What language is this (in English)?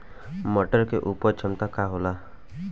Bhojpuri